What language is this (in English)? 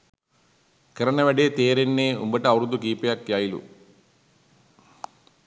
Sinhala